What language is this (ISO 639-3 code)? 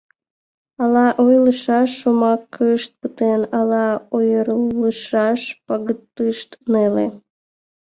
chm